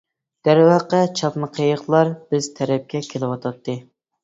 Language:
Uyghur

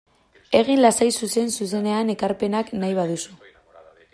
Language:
Basque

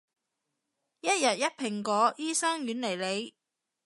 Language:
Cantonese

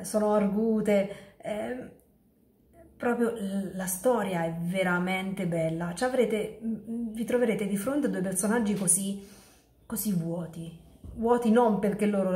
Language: Italian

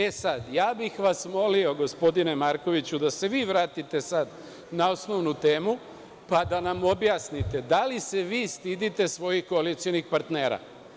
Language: Serbian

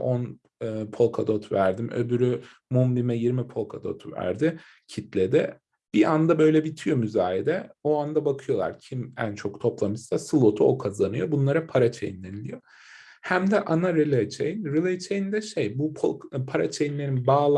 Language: Turkish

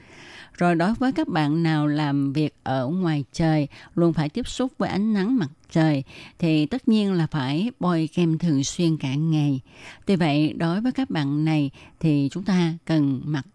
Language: Vietnamese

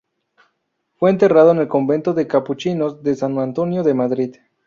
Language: Spanish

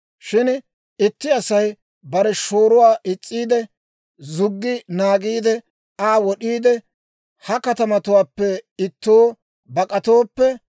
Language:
Dawro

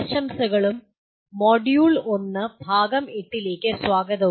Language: Malayalam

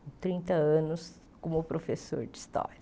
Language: Portuguese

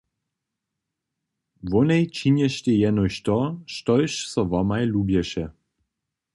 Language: Upper Sorbian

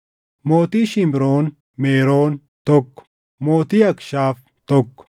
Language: Oromo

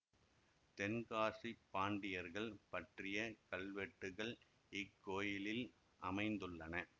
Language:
Tamil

